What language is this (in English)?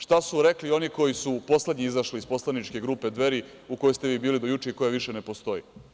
Serbian